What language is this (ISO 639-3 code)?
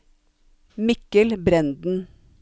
nor